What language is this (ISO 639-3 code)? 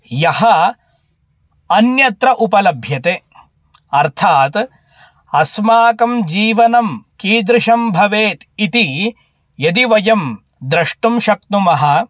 san